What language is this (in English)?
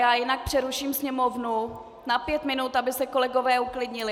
Czech